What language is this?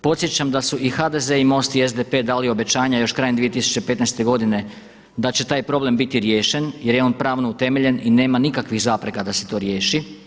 Croatian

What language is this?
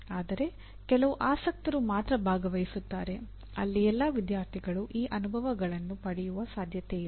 Kannada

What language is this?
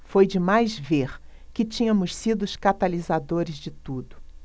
Portuguese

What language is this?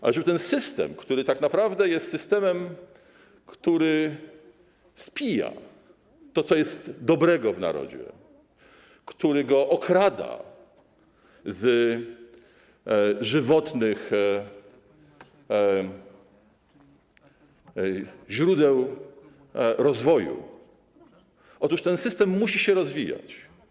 Polish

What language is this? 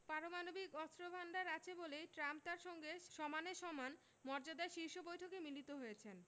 Bangla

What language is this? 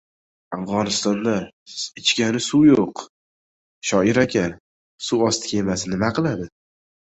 Uzbek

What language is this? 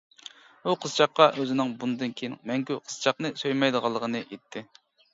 Uyghur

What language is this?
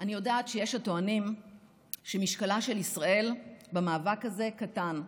Hebrew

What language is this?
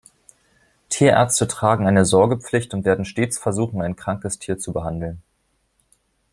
German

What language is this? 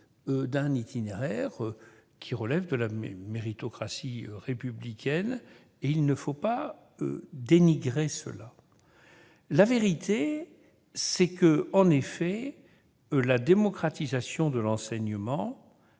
French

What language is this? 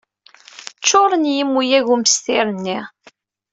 Kabyle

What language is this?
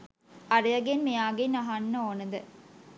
Sinhala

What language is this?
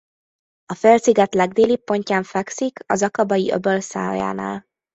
Hungarian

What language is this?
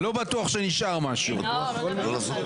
Hebrew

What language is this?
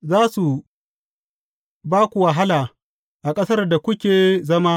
Hausa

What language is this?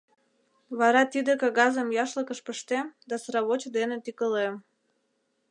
Mari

